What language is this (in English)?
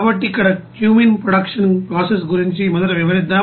Telugu